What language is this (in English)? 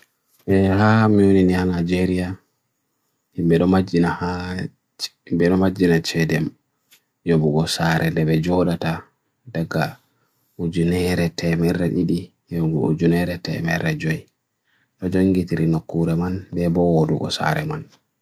Bagirmi Fulfulde